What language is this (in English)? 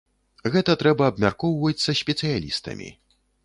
Belarusian